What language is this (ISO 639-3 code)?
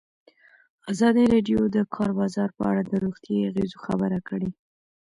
pus